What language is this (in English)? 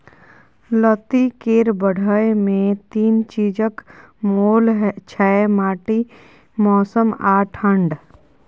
Maithili